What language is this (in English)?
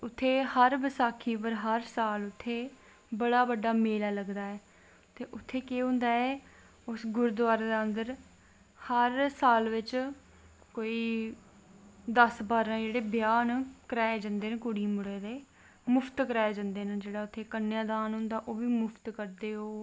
Dogri